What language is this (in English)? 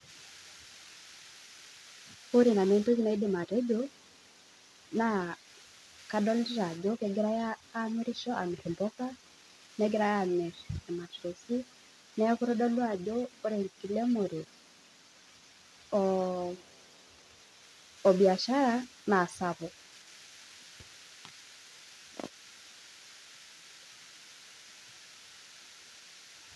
Masai